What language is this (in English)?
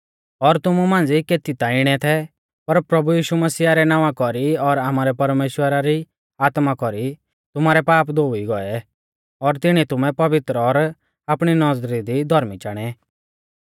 Mahasu Pahari